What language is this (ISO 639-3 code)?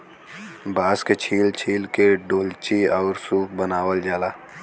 bho